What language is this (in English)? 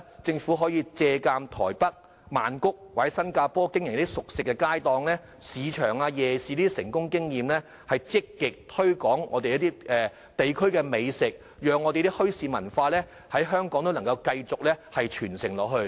Cantonese